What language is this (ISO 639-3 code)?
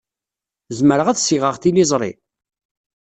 kab